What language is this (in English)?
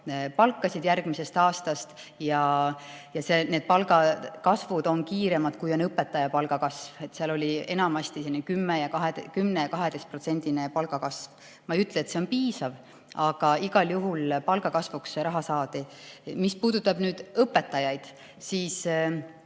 Estonian